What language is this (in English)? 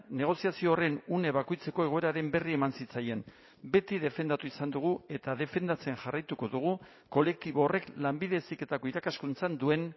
Basque